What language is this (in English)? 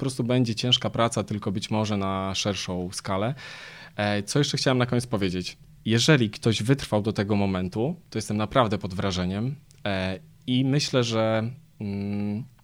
Polish